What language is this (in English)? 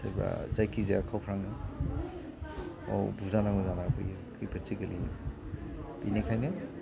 Bodo